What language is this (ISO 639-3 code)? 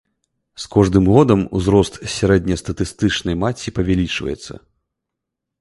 bel